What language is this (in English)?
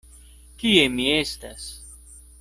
Esperanto